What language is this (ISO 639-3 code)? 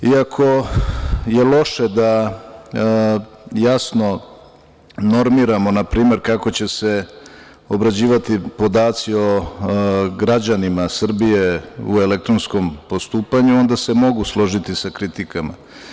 srp